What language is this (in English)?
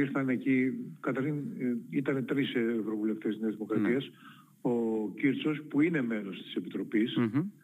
Greek